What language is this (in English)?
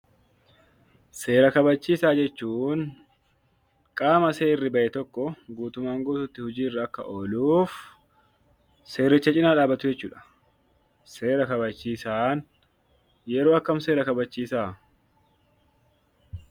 Oromo